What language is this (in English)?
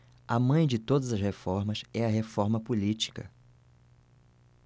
Portuguese